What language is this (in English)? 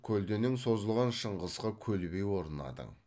Kazakh